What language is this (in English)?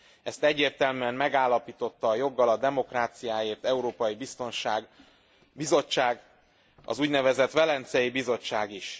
Hungarian